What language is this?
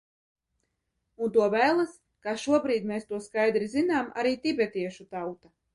Latvian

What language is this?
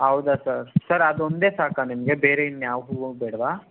Kannada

